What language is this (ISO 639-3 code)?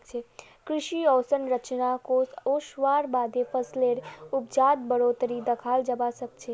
mag